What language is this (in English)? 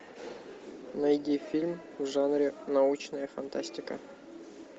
Russian